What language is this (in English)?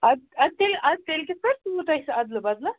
Kashmiri